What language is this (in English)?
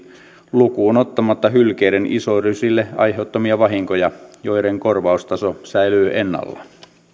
Finnish